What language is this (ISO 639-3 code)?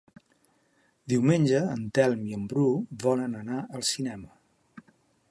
cat